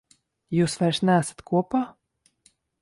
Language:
Latvian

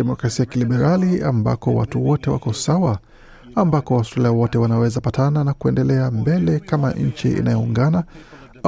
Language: Swahili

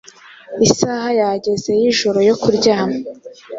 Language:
Kinyarwanda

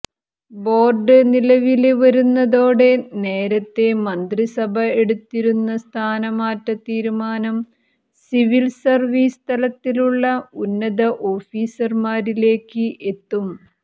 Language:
Malayalam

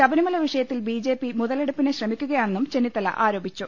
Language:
Malayalam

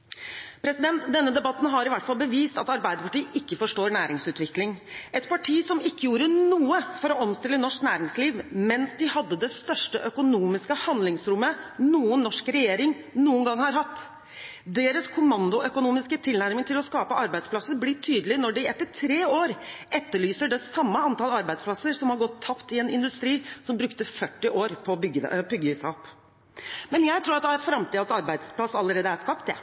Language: Norwegian Bokmål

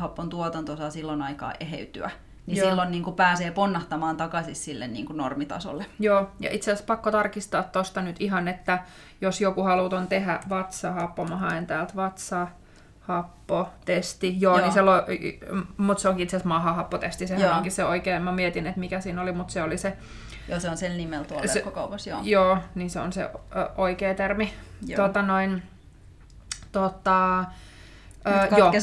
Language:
Finnish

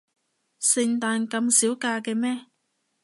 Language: Cantonese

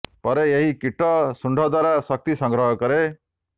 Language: Odia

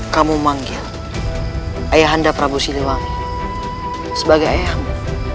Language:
Indonesian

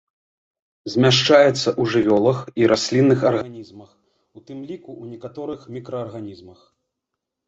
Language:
Belarusian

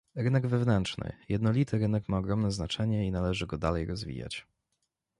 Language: Polish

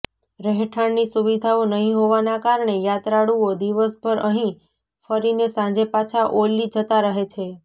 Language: Gujarati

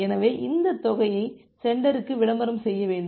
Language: Tamil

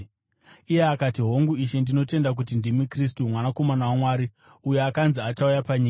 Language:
Shona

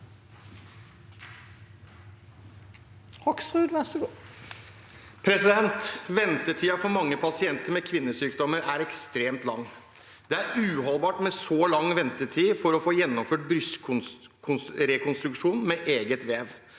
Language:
Norwegian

